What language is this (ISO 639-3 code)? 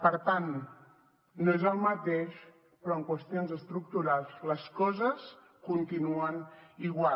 cat